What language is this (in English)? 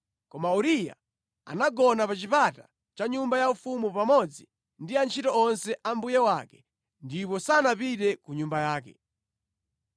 Nyanja